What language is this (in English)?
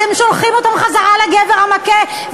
Hebrew